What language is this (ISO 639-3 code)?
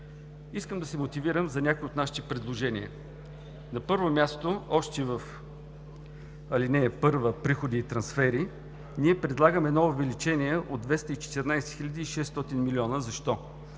bul